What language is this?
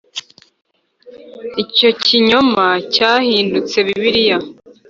Kinyarwanda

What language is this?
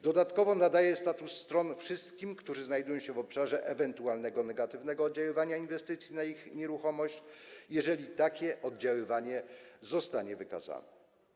Polish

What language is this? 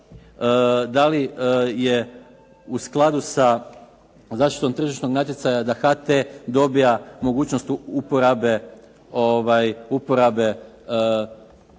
Croatian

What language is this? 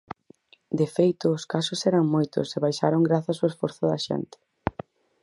Galician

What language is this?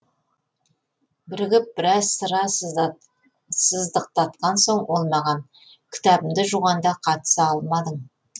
Kazakh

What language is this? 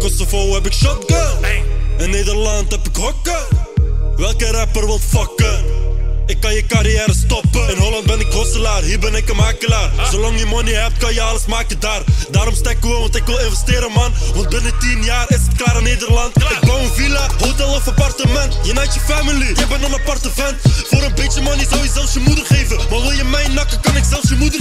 Romanian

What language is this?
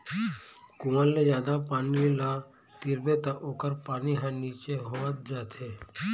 Chhattisgarhi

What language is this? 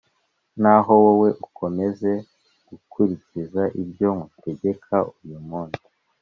Kinyarwanda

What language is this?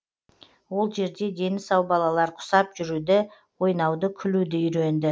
Kazakh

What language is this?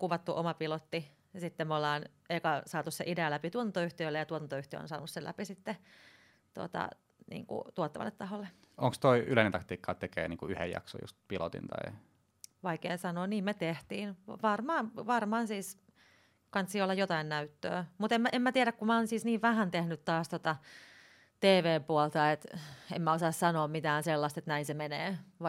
Finnish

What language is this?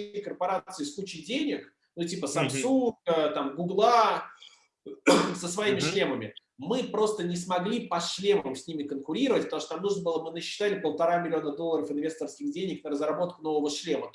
Russian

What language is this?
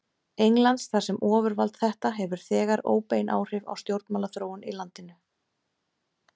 Icelandic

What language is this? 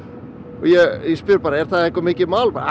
Icelandic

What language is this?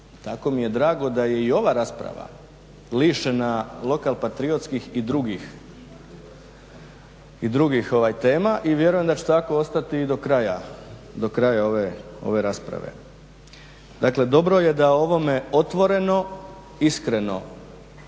Croatian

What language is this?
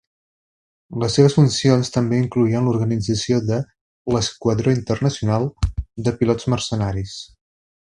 Catalan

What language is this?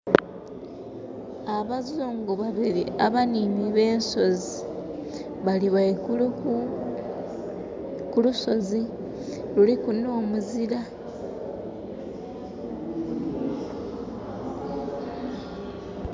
Soga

